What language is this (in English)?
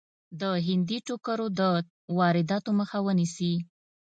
Pashto